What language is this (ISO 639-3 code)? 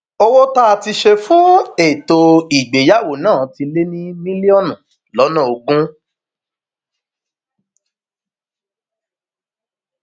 yor